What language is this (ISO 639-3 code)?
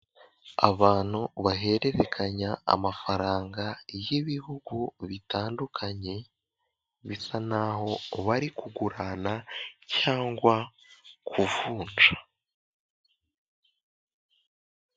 kin